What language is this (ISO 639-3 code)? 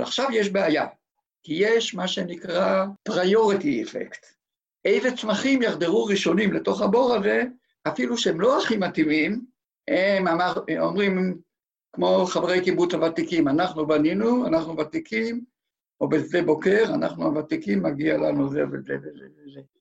heb